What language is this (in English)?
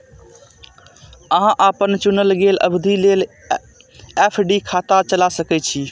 Maithili